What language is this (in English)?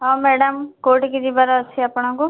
Odia